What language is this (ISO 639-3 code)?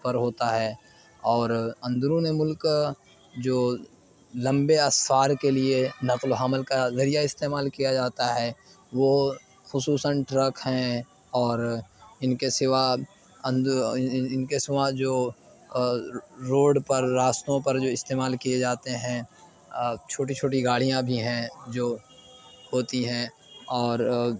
urd